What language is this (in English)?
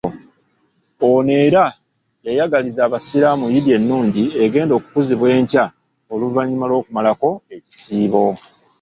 Ganda